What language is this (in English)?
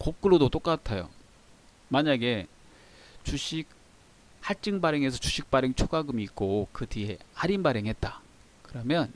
Korean